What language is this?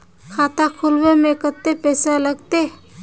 Magahi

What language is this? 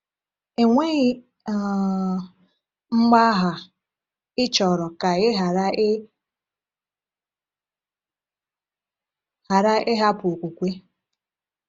Igbo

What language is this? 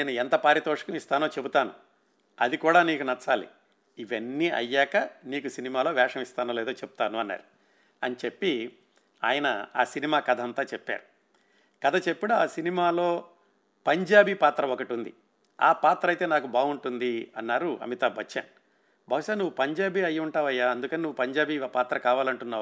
Telugu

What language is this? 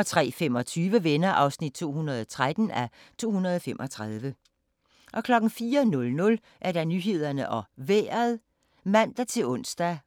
Danish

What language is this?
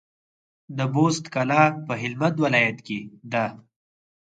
Pashto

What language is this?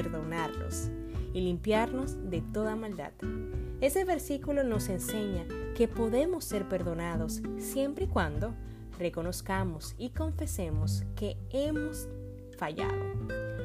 Spanish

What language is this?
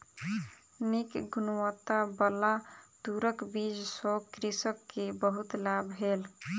Maithili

